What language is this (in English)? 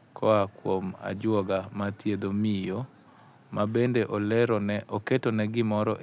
Luo (Kenya and Tanzania)